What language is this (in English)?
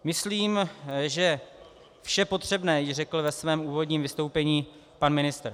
Czech